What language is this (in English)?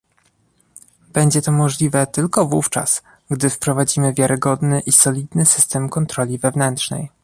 Polish